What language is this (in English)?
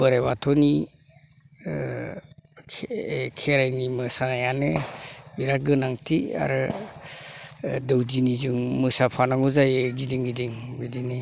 Bodo